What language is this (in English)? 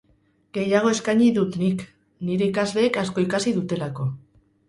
Basque